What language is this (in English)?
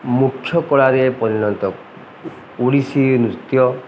Odia